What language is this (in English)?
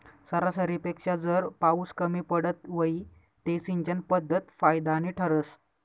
Marathi